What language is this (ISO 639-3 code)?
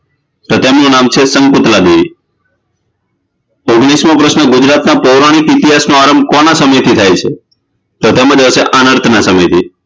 guj